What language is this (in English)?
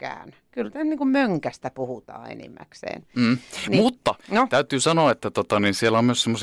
Finnish